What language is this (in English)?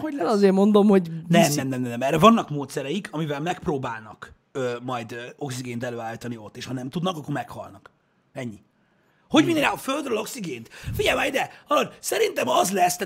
Hungarian